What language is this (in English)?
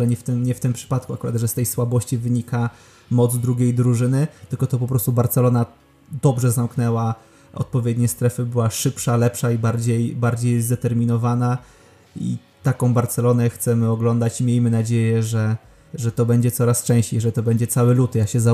Polish